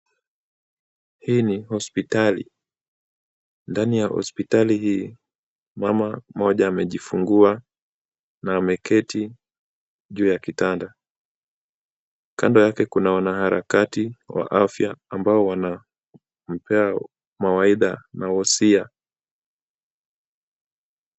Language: Swahili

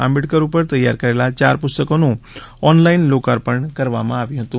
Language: Gujarati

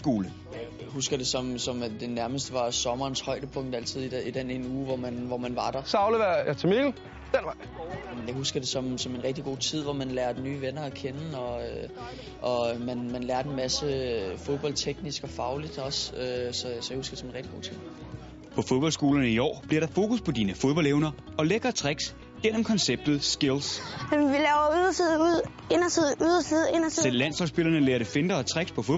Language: Danish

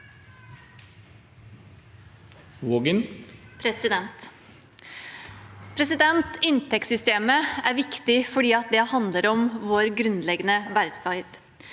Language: Norwegian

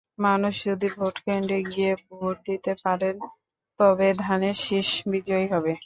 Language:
Bangla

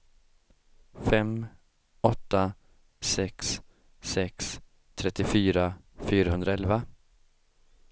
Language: Swedish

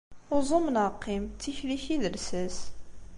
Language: Kabyle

